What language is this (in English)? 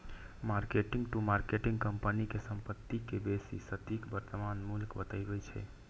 Maithili